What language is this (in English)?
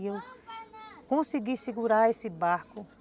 Portuguese